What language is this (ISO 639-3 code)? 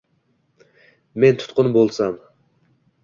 uzb